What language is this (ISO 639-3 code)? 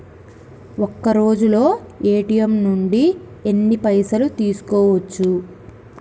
tel